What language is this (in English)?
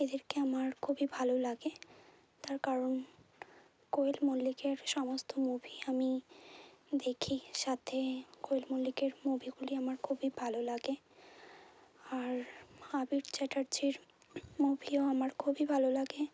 Bangla